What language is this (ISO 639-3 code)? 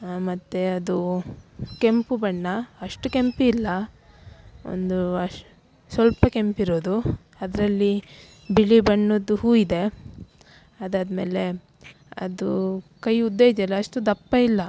kan